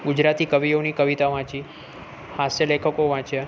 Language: Gujarati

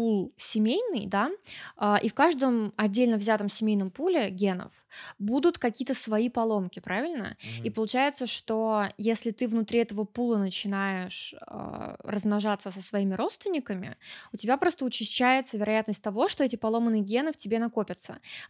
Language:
Russian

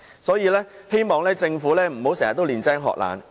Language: Cantonese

